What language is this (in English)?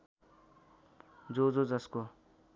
Nepali